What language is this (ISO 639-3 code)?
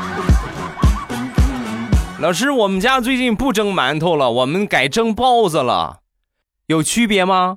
zho